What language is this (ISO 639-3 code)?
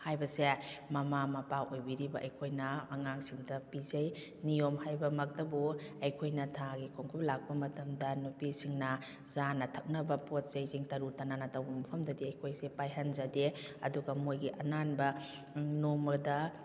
mni